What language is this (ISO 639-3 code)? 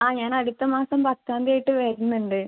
mal